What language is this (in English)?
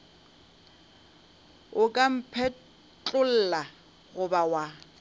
Northern Sotho